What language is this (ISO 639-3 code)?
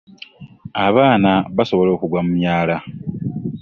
lug